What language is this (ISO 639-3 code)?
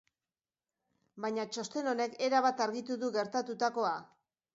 eus